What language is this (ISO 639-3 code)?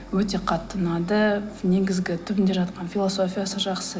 kaz